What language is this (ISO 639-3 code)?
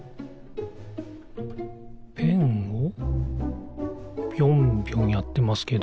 jpn